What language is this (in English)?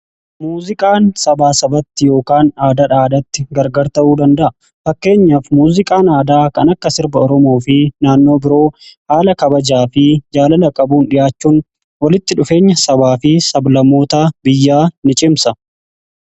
Oromo